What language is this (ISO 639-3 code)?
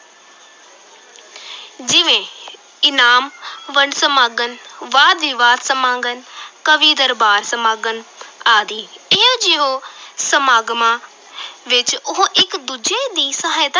pan